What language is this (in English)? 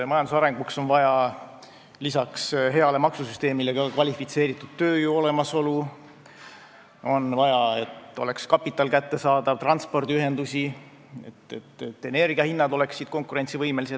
Estonian